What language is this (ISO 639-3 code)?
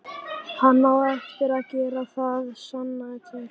isl